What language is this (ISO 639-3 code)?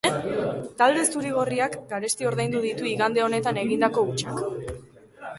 eus